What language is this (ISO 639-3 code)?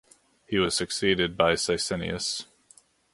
eng